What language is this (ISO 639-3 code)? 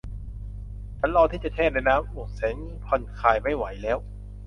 tha